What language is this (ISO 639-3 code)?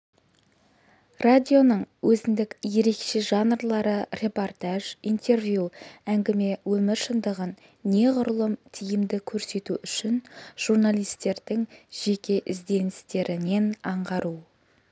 kaz